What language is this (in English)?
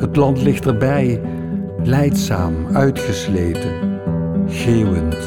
Dutch